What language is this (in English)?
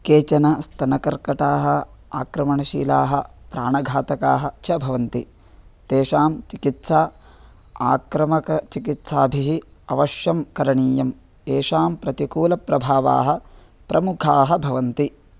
Sanskrit